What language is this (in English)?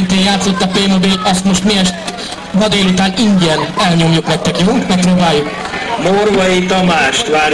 Hungarian